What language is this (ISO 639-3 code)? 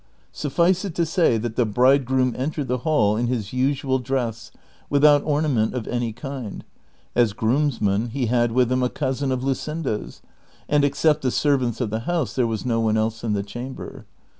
eng